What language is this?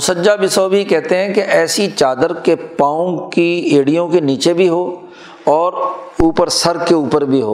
Urdu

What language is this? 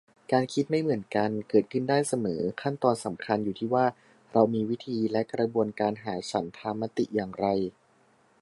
Thai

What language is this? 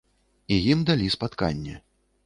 Belarusian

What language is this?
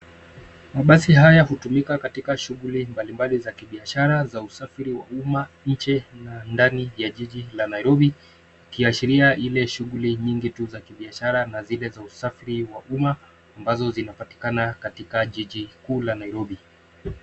Swahili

